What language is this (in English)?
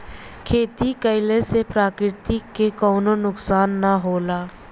Bhojpuri